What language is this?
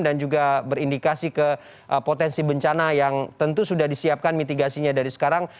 Indonesian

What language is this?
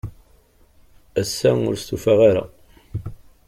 Kabyle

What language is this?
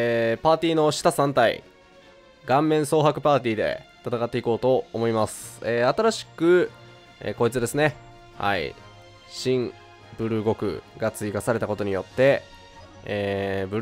Japanese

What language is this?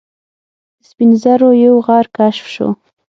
Pashto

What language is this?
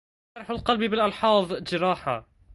Arabic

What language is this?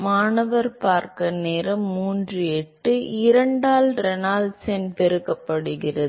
Tamil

